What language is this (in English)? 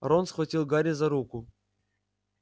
Russian